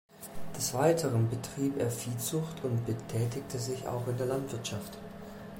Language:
German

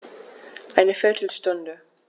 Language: German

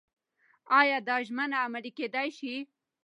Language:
Pashto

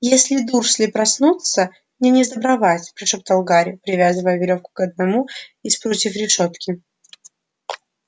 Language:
Russian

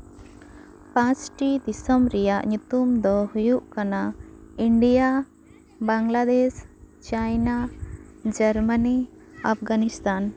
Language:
Santali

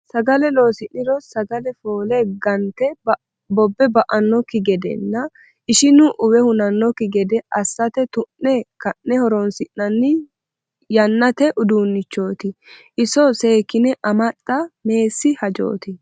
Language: Sidamo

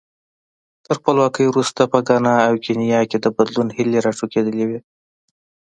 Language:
Pashto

